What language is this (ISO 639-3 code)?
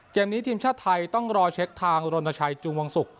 tha